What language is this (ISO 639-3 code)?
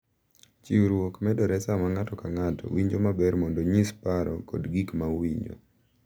luo